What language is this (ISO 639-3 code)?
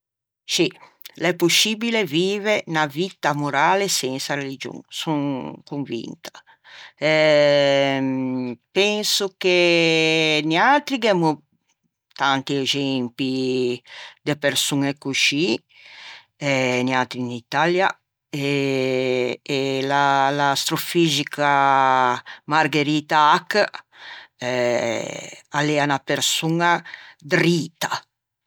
lij